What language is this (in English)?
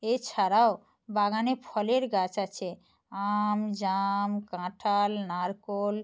Bangla